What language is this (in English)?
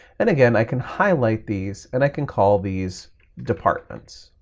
English